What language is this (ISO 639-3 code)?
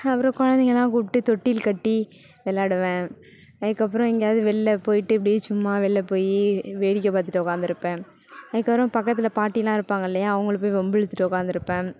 tam